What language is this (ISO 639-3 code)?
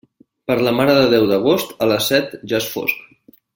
cat